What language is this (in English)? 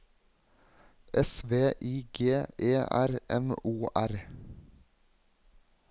Norwegian